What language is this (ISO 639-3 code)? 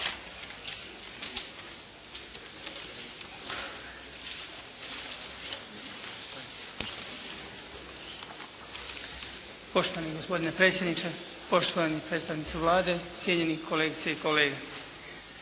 hrv